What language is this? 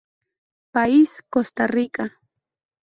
Spanish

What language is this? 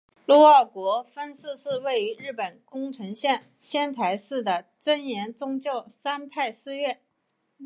Chinese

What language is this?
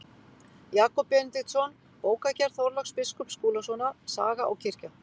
Icelandic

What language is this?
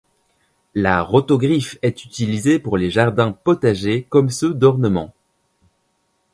French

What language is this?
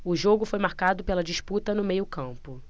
Portuguese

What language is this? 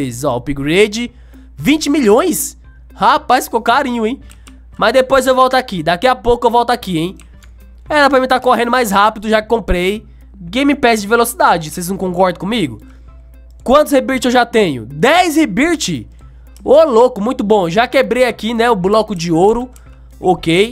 Portuguese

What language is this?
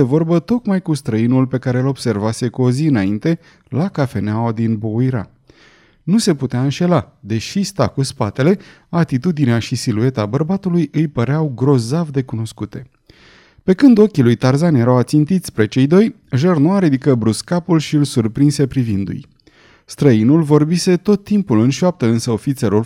Romanian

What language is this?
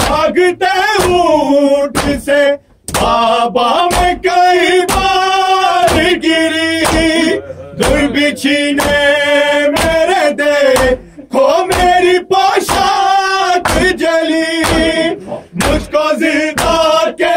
Urdu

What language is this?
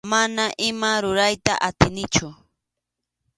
Arequipa-La Unión Quechua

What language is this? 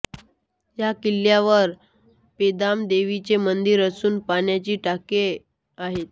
Marathi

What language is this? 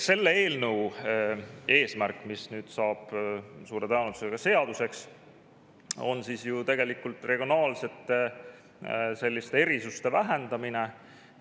Estonian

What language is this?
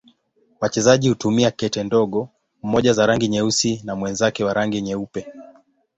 Swahili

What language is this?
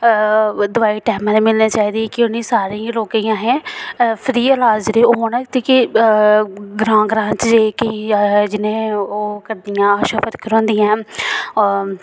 Dogri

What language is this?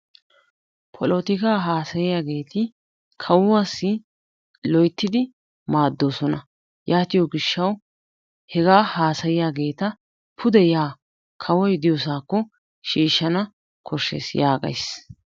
Wolaytta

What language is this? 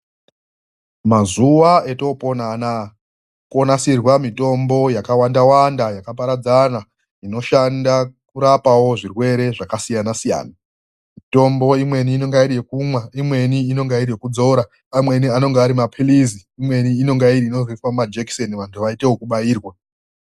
Ndau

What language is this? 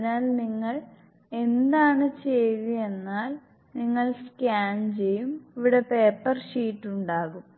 Malayalam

